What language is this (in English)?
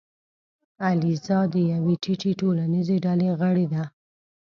Pashto